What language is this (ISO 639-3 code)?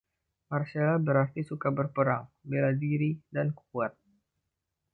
ind